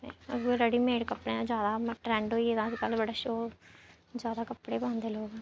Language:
Dogri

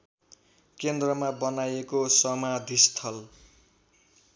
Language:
Nepali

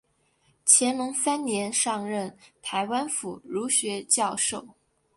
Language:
Chinese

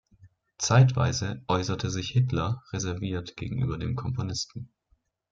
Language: German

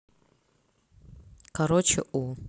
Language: Russian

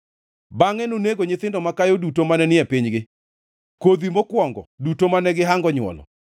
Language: Luo (Kenya and Tanzania)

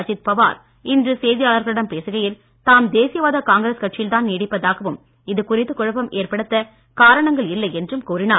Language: Tamil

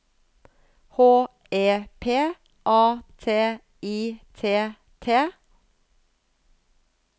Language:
Norwegian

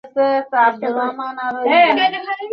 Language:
Bangla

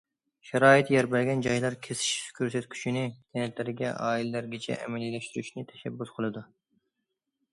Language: Uyghur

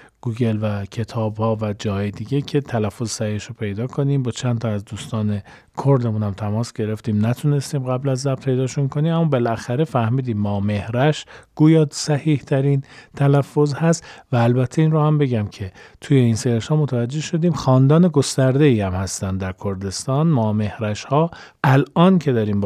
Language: Persian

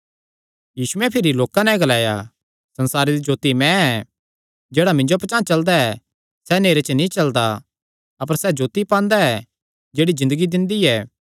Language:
Kangri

